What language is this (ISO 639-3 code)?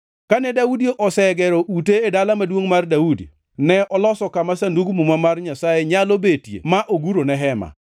luo